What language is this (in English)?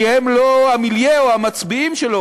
Hebrew